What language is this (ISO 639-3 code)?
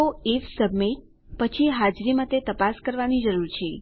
guj